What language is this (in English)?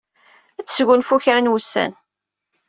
Kabyle